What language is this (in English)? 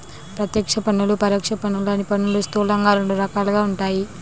Telugu